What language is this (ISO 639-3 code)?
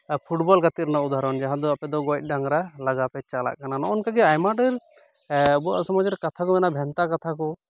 sat